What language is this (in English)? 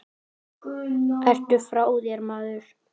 Icelandic